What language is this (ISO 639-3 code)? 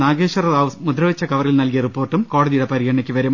mal